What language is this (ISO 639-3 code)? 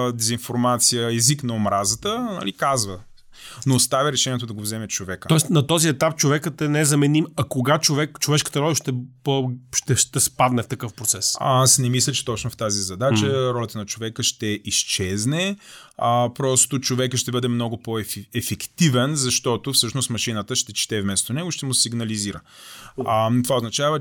bul